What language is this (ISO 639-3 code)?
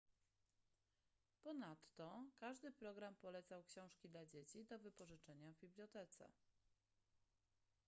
pol